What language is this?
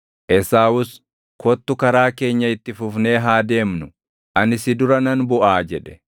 Oromo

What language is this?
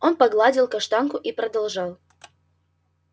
Russian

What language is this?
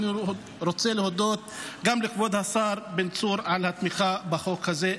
Hebrew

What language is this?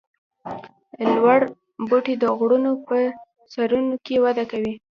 Pashto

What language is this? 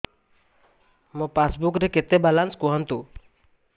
Odia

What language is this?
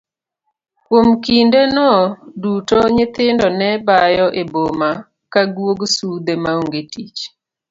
Luo (Kenya and Tanzania)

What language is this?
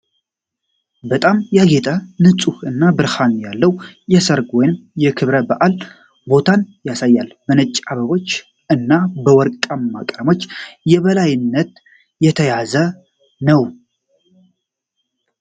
Amharic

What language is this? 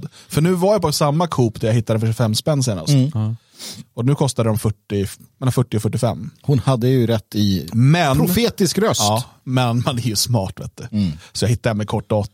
Swedish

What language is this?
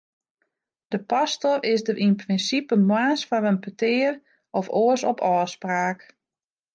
Western Frisian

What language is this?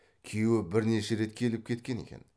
Kazakh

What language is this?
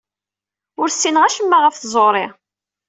Kabyle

